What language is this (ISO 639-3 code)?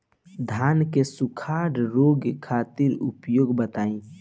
bho